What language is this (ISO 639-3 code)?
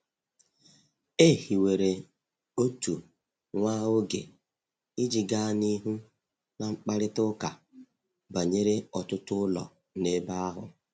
ibo